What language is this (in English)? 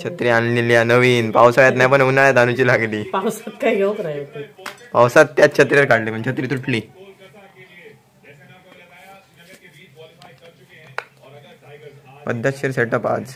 Marathi